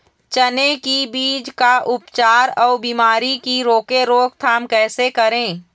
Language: Chhattisgarhi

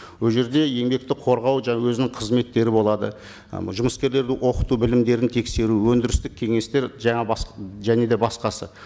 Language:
Kazakh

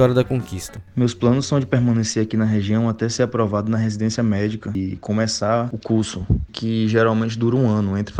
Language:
Portuguese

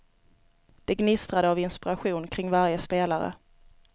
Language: Swedish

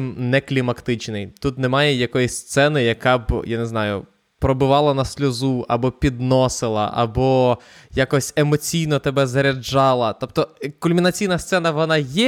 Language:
Ukrainian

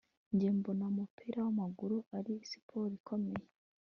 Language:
Kinyarwanda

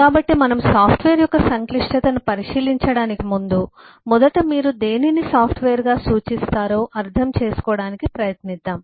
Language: Telugu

